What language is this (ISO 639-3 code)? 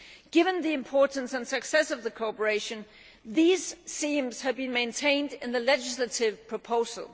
eng